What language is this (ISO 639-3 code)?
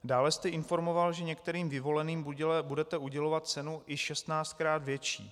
ces